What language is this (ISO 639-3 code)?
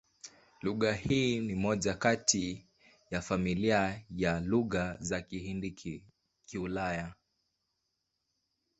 swa